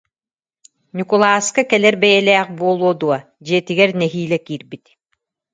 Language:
Yakut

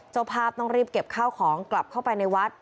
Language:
Thai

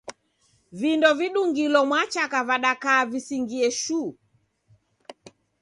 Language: Taita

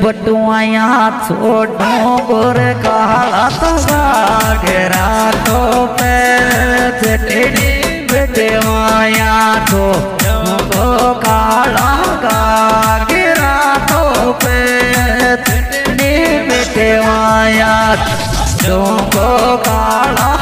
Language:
Hindi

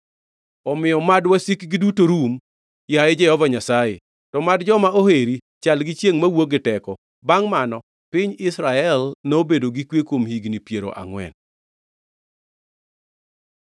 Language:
Luo (Kenya and Tanzania)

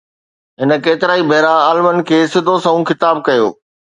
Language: Sindhi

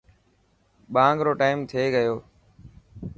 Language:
Dhatki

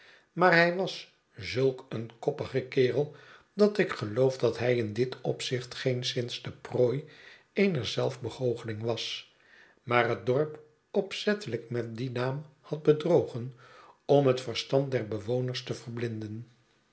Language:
Dutch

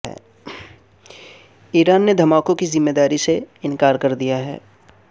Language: Urdu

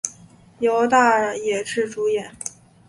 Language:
Chinese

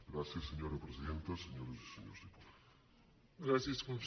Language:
Catalan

